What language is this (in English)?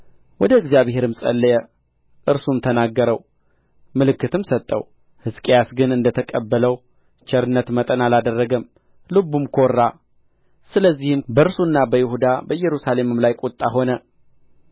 Amharic